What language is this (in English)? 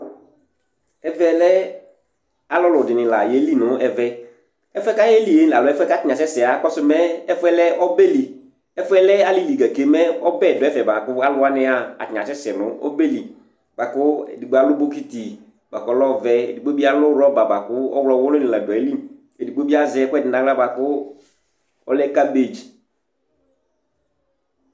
Ikposo